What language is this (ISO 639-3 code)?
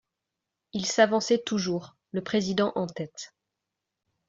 fra